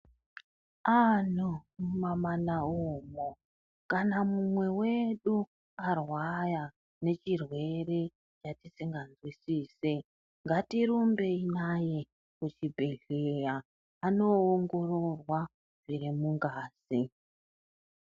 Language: Ndau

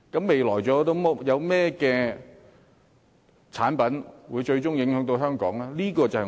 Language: Cantonese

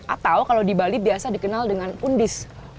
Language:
Indonesian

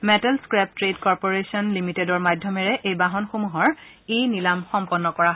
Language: Assamese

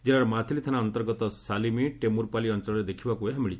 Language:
Odia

